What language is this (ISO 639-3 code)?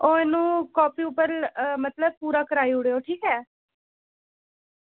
doi